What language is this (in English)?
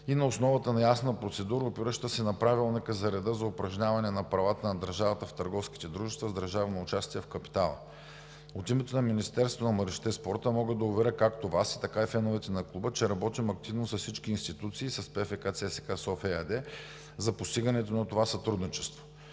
Bulgarian